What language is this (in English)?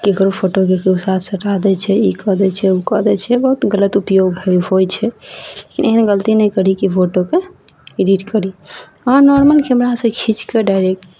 Maithili